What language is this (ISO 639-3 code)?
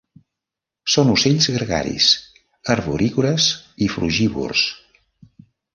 cat